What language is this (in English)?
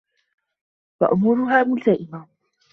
Arabic